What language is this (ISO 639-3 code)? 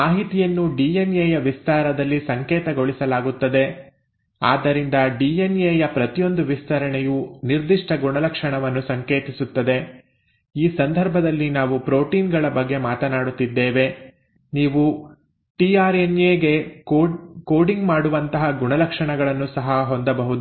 kan